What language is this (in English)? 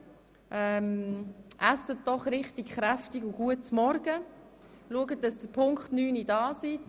Swiss German